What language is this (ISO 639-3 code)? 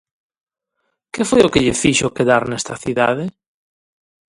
glg